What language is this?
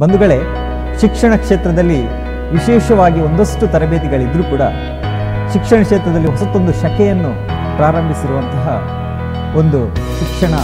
Thai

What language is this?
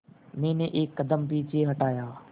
Hindi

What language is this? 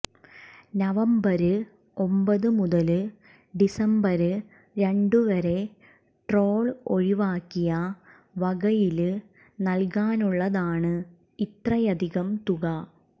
Malayalam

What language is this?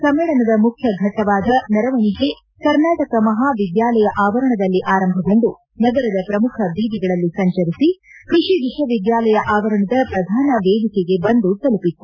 Kannada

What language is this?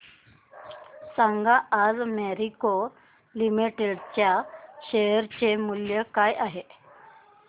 Marathi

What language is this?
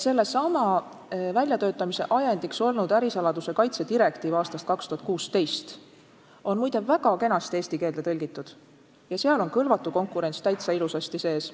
Estonian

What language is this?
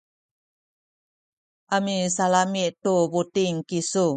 Sakizaya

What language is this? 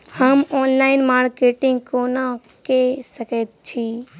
Maithili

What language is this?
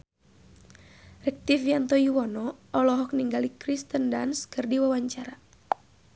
Sundanese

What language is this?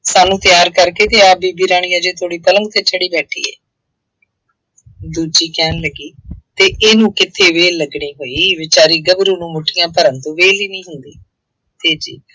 Punjabi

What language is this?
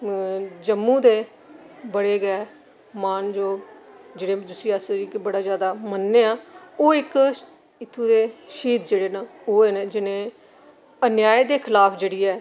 Dogri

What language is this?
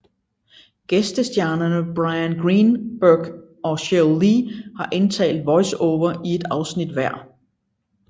Danish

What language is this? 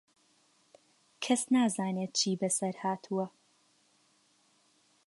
Central Kurdish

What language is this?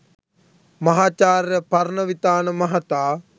Sinhala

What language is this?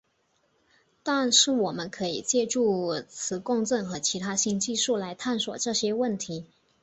Chinese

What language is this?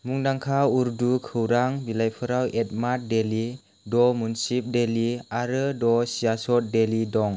Bodo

